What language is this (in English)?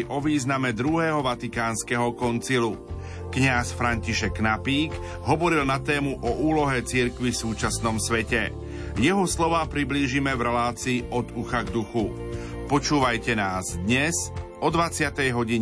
Slovak